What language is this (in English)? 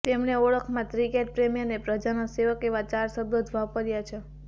Gujarati